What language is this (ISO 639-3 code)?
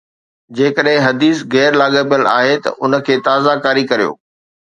snd